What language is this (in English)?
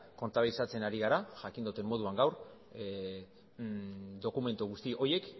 Basque